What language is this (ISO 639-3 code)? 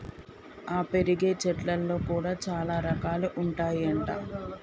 tel